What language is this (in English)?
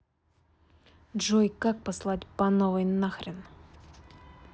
Russian